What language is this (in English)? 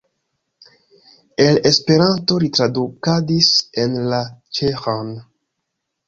Esperanto